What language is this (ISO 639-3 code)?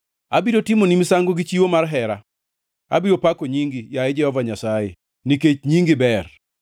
luo